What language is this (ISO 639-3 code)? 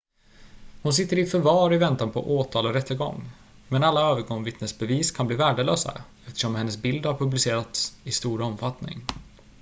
swe